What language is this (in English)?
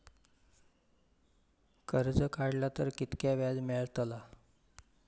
Marathi